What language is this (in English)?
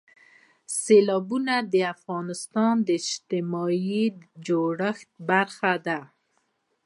Pashto